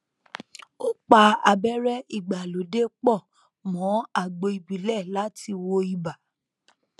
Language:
Yoruba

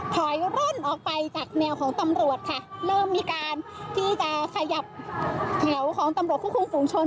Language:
Thai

